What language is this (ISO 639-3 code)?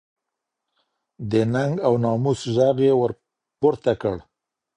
pus